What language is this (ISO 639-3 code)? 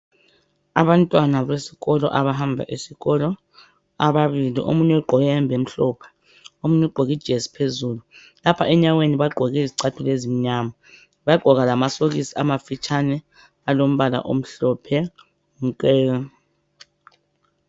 nde